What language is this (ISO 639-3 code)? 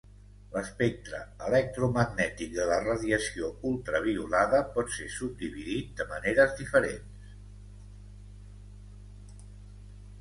cat